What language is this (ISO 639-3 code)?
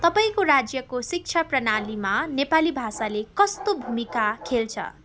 nep